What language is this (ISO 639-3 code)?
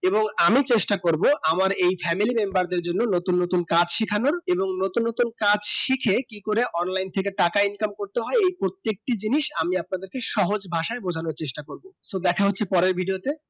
ben